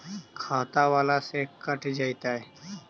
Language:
Magahi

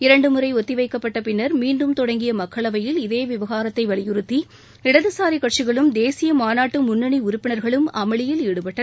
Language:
Tamil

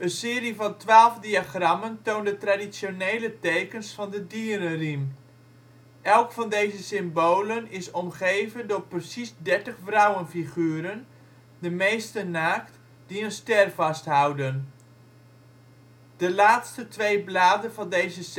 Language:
Dutch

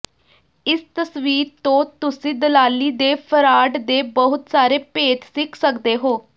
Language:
Punjabi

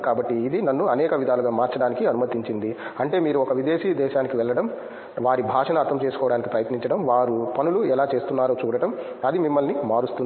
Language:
Telugu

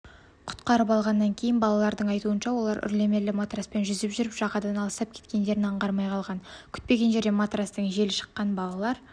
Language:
Kazakh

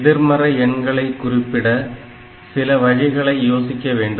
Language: Tamil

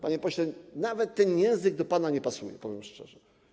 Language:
Polish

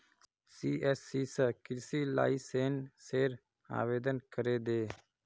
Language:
Magahi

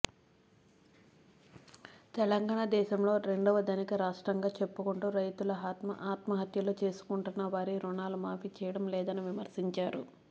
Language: Telugu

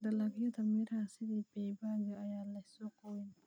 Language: Somali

